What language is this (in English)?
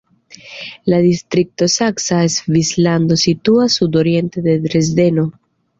Esperanto